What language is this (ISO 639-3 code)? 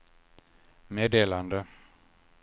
swe